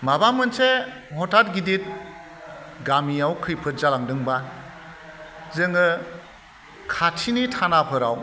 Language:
Bodo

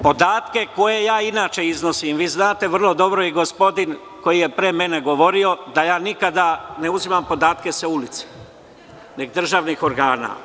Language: Serbian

